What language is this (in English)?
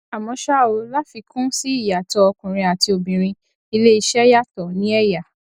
Yoruba